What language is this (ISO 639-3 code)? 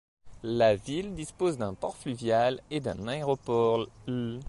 fra